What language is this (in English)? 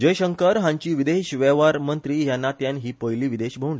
Konkani